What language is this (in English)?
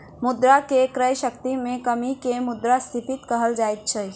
Maithili